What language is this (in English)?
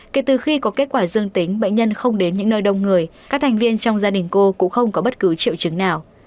Vietnamese